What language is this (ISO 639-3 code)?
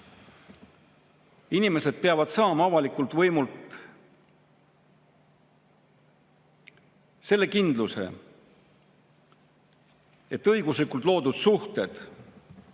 est